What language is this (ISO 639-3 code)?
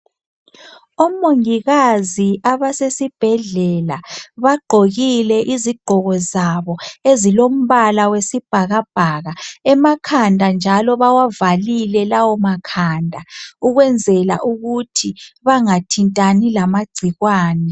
nde